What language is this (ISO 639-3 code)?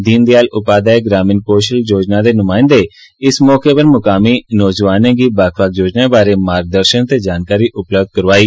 doi